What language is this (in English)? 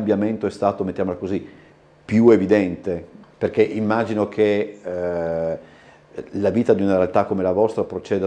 Italian